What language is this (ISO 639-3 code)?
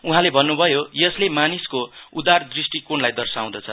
nep